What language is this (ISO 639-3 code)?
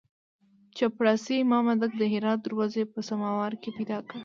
pus